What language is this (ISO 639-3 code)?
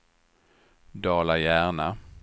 swe